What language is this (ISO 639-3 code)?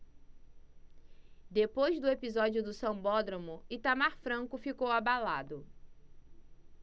por